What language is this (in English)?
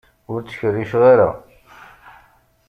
Kabyle